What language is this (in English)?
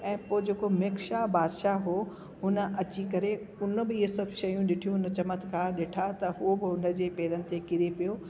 Sindhi